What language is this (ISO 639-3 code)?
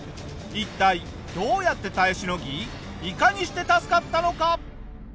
jpn